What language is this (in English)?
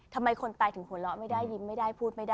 Thai